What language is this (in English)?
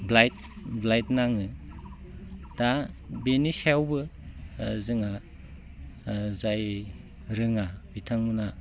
Bodo